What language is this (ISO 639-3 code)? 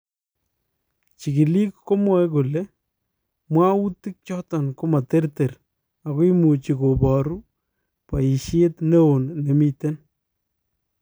kln